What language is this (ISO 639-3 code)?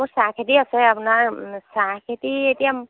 asm